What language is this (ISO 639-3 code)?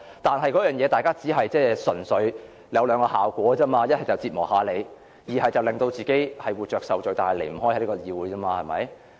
yue